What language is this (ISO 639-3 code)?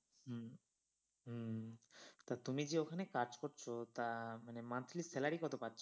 ben